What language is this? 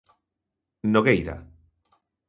Galician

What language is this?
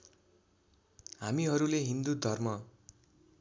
Nepali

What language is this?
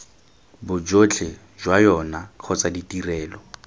Tswana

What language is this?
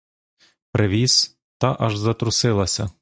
Ukrainian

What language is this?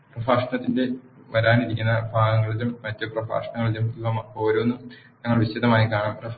Malayalam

